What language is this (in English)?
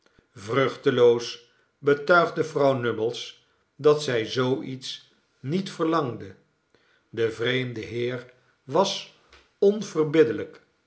Dutch